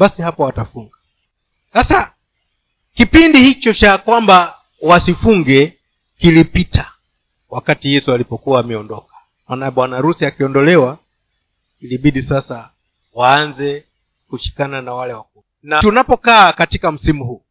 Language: Swahili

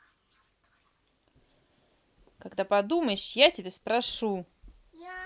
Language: Russian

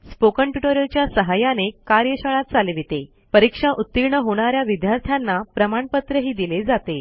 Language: Marathi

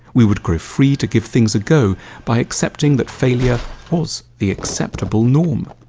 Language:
English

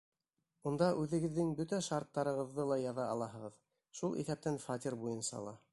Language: Bashkir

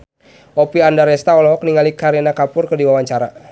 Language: Sundanese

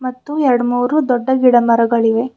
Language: Kannada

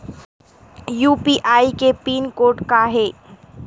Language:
Chhattisgarhi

